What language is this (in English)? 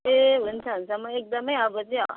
Nepali